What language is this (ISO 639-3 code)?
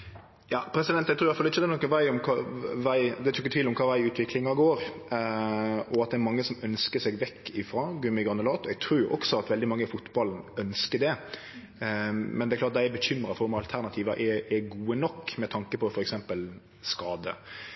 nno